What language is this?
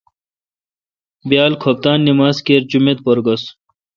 Kalkoti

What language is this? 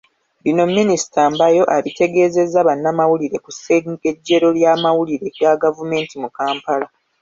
Ganda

